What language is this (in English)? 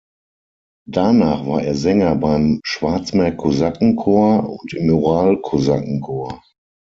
German